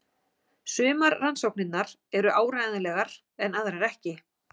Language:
Icelandic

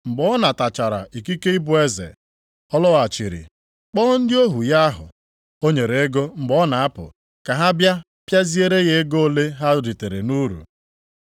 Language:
Igbo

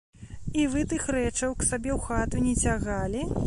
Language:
Belarusian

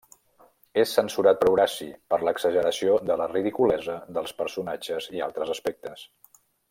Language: Catalan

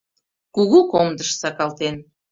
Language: Mari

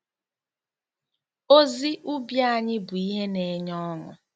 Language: Igbo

